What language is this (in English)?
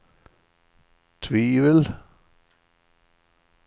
Swedish